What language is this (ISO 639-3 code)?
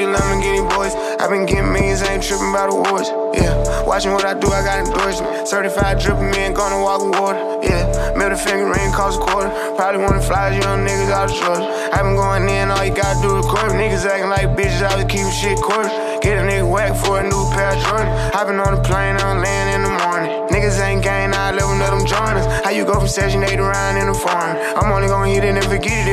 ron